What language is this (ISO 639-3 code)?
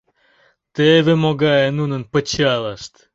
chm